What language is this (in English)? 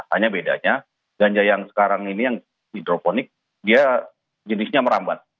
Indonesian